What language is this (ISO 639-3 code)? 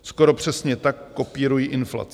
ces